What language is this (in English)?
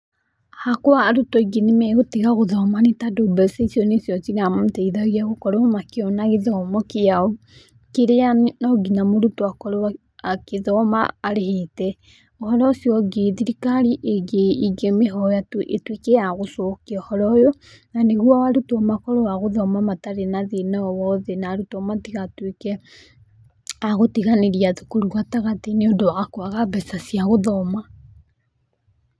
Kikuyu